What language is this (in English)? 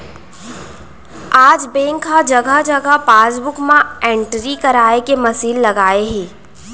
Chhattisgarhi